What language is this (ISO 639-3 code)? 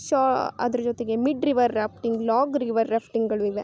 kan